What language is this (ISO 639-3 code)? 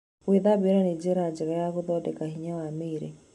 kik